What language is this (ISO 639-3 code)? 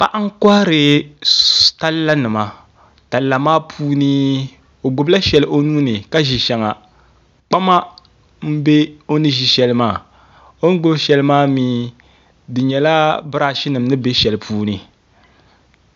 dag